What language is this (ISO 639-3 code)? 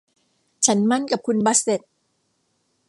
tha